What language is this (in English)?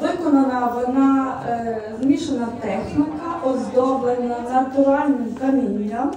Ukrainian